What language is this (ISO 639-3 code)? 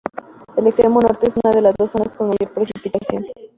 spa